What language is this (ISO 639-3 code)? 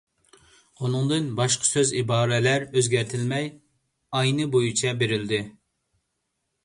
uig